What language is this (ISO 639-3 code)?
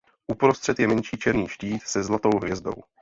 ces